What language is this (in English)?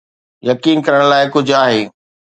Sindhi